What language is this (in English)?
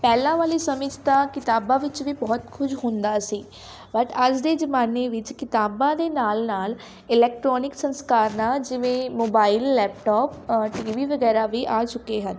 Punjabi